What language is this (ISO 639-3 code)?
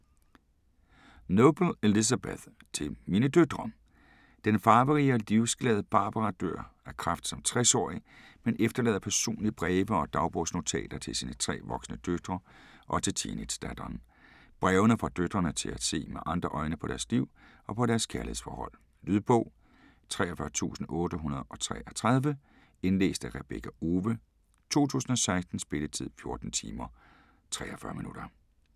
dan